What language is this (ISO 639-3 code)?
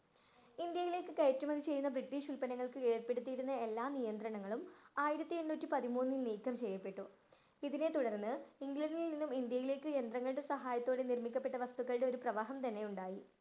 mal